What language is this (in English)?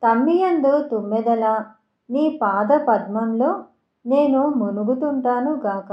Telugu